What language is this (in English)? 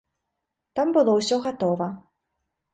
Belarusian